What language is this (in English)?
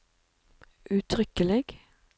Norwegian